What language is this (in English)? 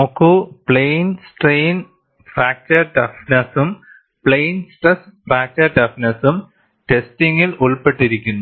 Malayalam